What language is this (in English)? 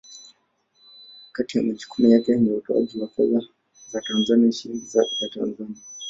Swahili